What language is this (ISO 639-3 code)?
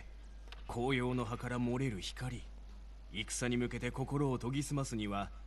deu